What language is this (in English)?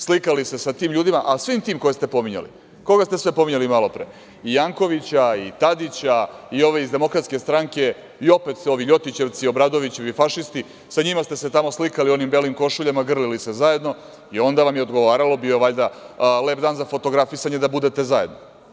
Serbian